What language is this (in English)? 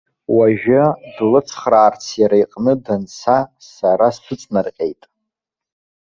Abkhazian